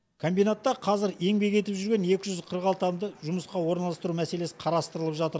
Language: Kazakh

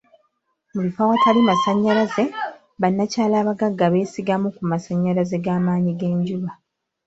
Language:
Ganda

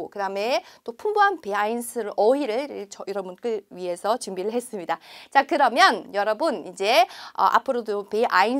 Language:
Korean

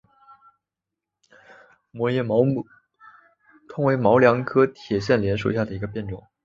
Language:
Chinese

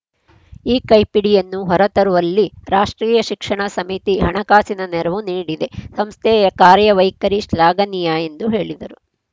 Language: Kannada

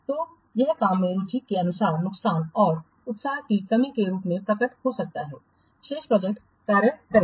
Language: Hindi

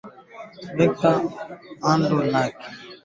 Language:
Swahili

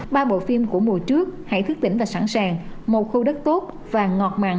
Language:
Vietnamese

